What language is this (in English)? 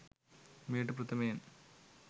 Sinhala